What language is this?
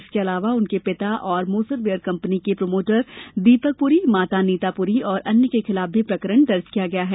Hindi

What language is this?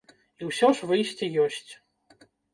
Belarusian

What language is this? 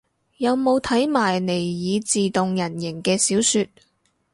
Cantonese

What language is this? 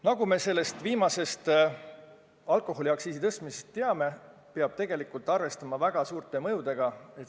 Estonian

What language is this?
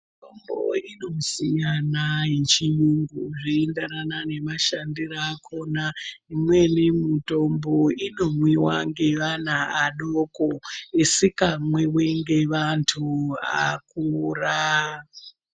Ndau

